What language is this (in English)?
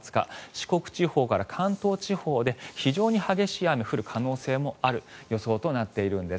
Japanese